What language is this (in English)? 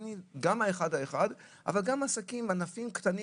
Hebrew